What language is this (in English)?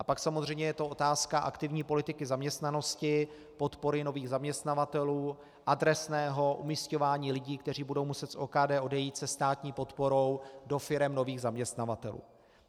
Czech